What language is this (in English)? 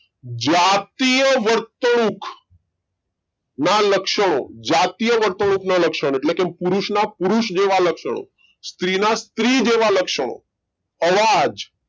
Gujarati